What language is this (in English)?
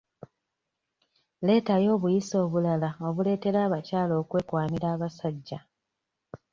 Ganda